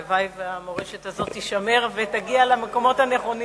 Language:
Hebrew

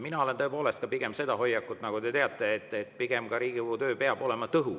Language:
Estonian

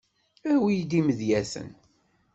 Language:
Kabyle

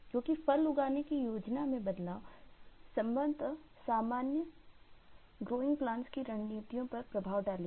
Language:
Hindi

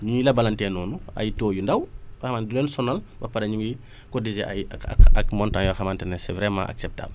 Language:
Wolof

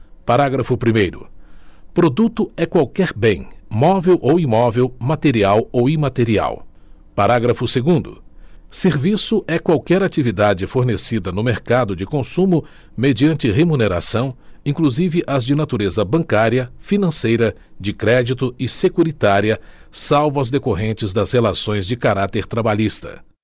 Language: Portuguese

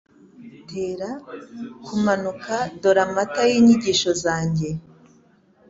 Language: Kinyarwanda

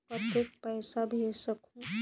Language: Chhattisgarhi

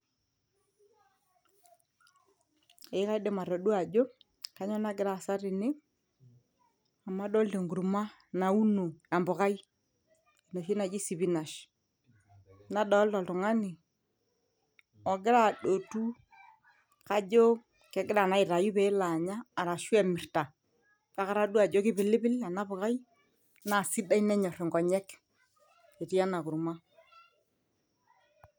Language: Masai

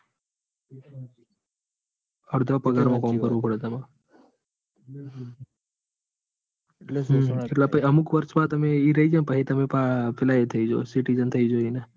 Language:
Gujarati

